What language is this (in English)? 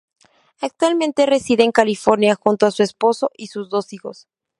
Spanish